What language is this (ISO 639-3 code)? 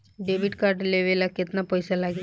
bho